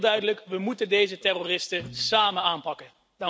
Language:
Dutch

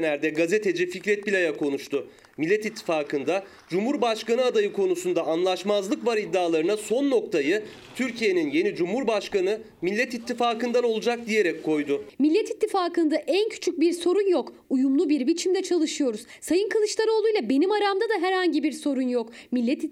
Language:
Turkish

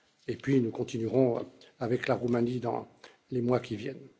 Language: French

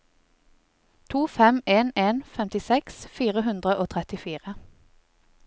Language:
Norwegian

